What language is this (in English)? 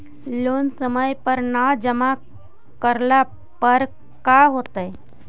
Magahi